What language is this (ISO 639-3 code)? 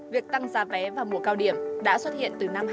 vie